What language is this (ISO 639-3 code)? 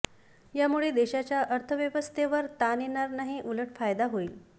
mar